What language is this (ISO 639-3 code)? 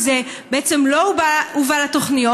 heb